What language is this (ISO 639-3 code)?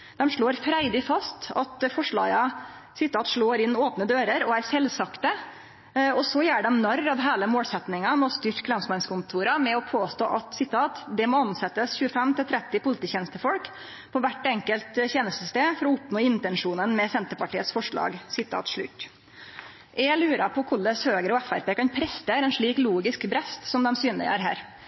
nno